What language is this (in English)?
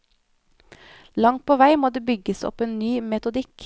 Norwegian